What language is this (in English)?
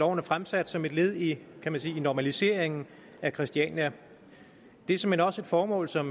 Danish